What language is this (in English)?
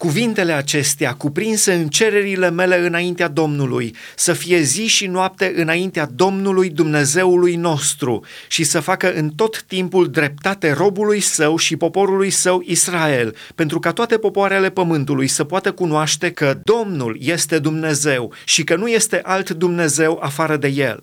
Romanian